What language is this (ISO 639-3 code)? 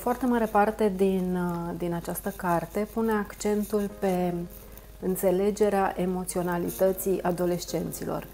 ron